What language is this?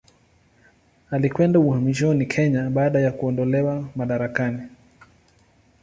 Swahili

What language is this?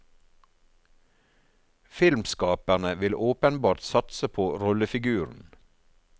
Norwegian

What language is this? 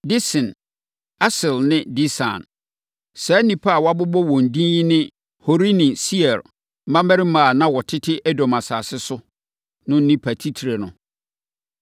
Akan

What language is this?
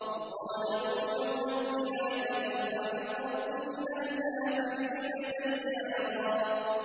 Arabic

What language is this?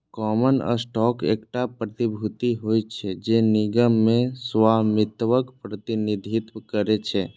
Maithili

